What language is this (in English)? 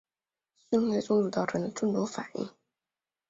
Chinese